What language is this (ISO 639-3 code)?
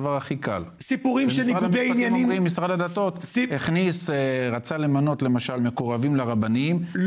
heb